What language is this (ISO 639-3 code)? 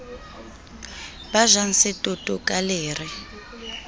sot